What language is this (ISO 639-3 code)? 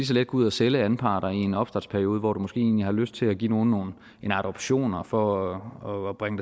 dan